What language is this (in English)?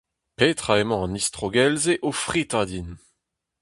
Breton